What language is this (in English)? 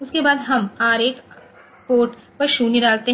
Hindi